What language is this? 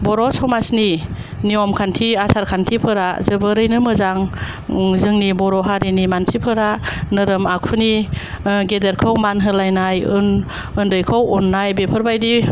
Bodo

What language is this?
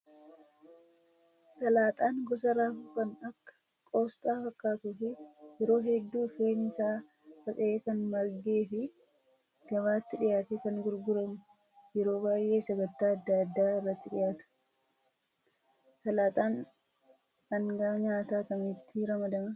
Oromo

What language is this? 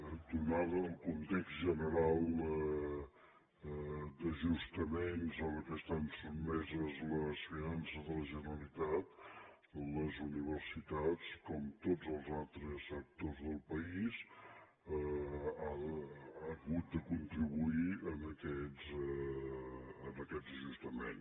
Catalan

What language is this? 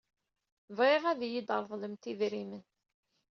Kabyle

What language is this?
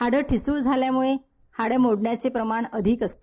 Marathi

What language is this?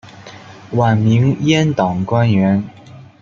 Chinese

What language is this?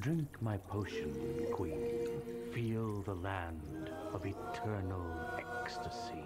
Polish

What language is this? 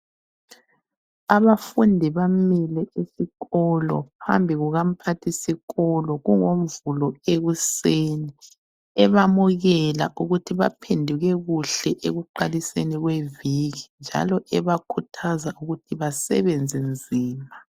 North Ndebele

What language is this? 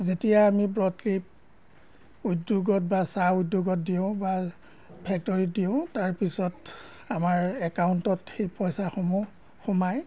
Assamese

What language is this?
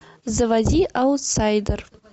Russian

